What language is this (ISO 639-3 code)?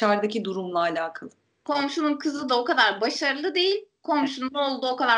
tur